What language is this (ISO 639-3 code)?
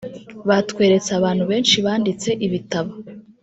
kin